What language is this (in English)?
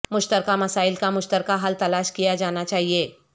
Urdu